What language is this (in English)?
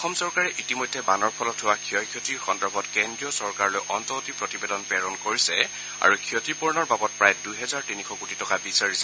Assamese